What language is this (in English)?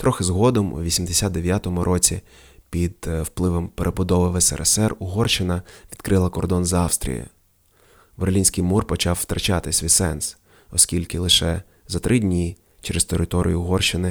Ukrainian